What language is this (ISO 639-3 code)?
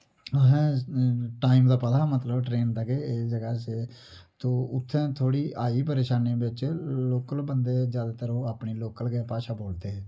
doi